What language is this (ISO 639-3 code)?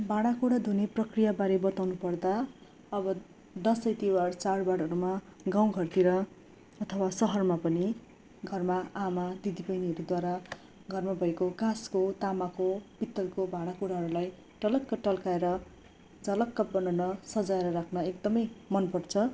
nep